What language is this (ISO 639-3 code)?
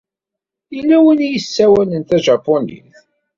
kab